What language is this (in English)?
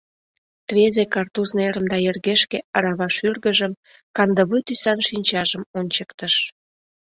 Mari